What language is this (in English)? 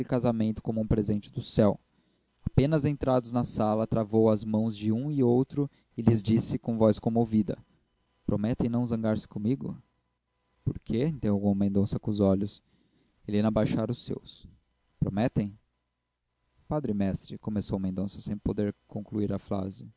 Portuguese